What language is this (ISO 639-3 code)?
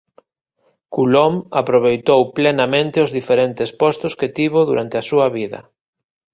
glg